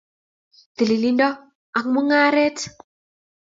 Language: Kalenjin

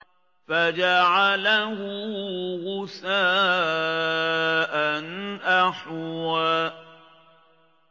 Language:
Arabic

